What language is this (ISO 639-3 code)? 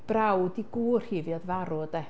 cym